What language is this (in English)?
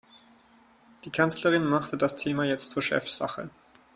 German